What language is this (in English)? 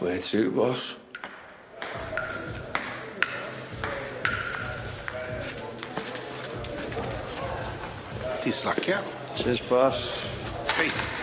Welsh